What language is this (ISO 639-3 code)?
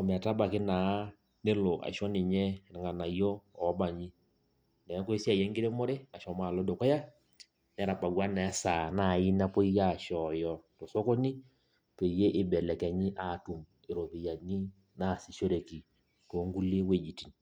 mas